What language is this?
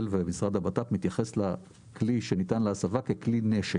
Hebrew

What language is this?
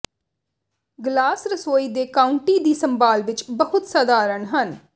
Punjabi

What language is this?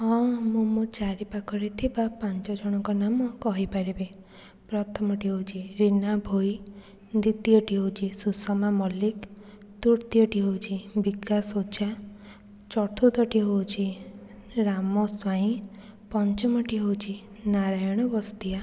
Odia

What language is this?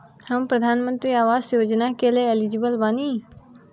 Bhojpuri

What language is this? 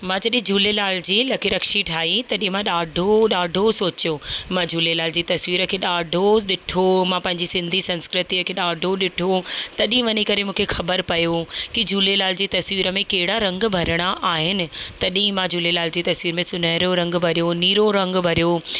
Sindhi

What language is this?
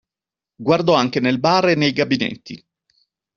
Italian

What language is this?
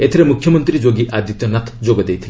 Odia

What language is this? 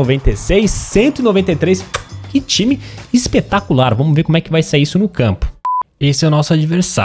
Portuguese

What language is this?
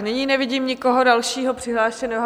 Czech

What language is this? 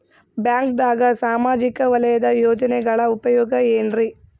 Kannada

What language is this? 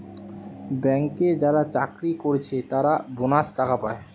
Bangla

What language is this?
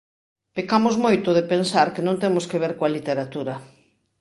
Galician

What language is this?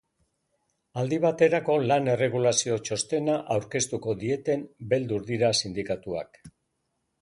Basque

